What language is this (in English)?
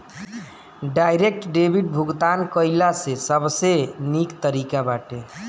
Bhojpuri